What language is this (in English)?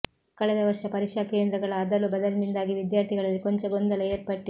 Kannada